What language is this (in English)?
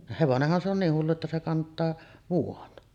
Finnish